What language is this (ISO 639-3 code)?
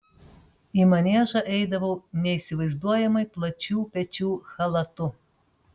lit